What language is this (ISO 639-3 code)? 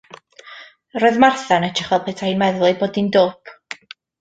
cym